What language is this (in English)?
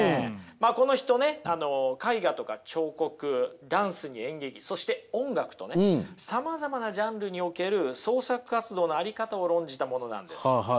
Japanese